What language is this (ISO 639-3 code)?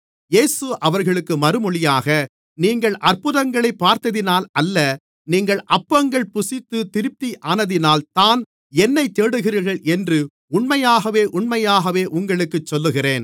tam